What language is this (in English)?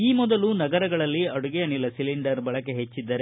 Kannada